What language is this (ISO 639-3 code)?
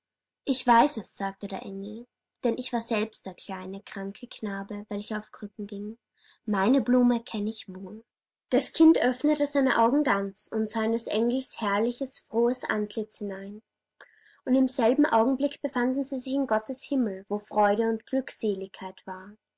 deu